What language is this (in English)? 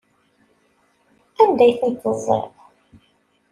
Kabyle